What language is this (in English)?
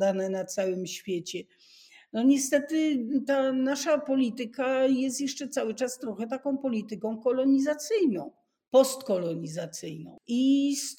Polish